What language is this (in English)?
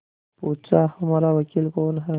Hindi